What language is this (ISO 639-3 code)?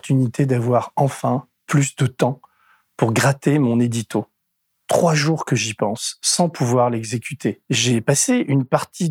fra